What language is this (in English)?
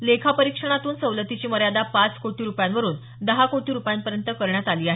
Marathi